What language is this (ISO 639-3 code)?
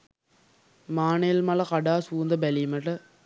sin